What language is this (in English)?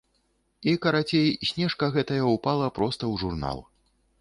Belarusian